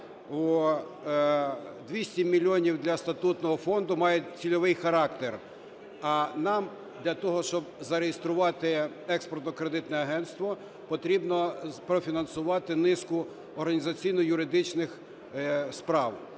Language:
Ukrainian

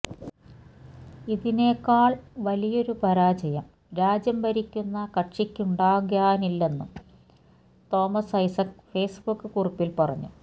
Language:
Malayalam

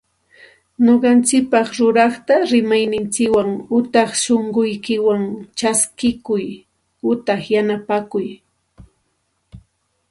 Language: Santa Ana de Tusi Pasco Quechua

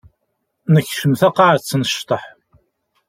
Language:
Kabyle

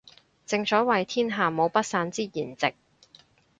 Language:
Cantonese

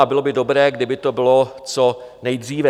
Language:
Czech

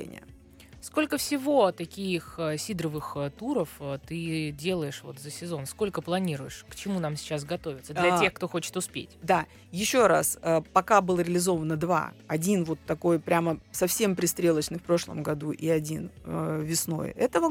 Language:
Russian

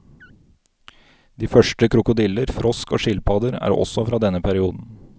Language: Norwegian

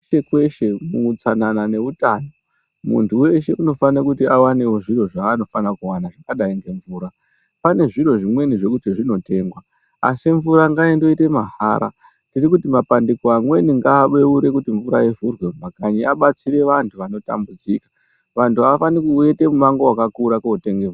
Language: Ndau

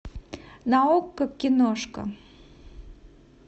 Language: Russian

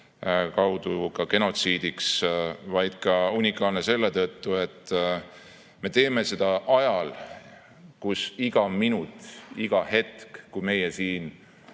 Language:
Estonian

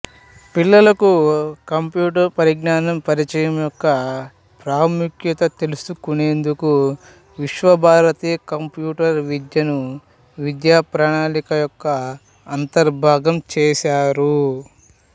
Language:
Telugu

